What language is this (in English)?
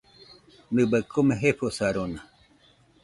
Nüpode Huitoto